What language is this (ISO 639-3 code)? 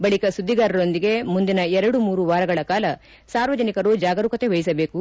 kan